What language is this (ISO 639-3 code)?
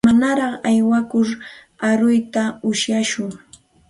qxt